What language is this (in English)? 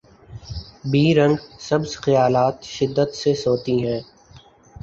Urdu